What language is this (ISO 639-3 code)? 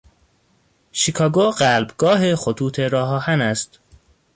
fas